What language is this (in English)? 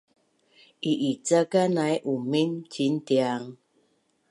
Bunun